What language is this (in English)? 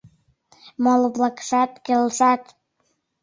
Mari